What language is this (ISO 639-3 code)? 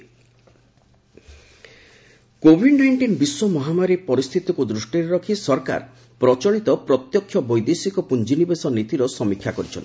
ori